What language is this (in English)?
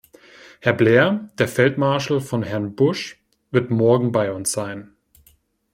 German